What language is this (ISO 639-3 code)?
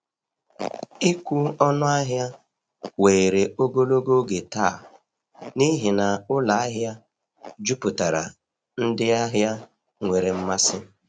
ibo